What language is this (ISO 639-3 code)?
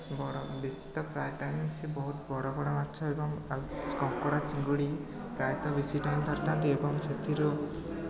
ori